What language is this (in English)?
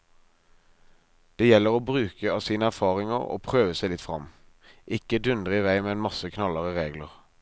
Norwegian